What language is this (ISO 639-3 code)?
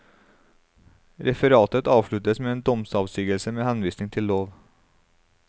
nor